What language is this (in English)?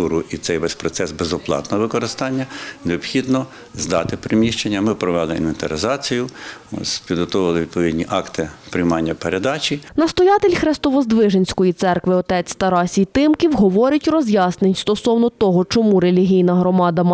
Ukrainian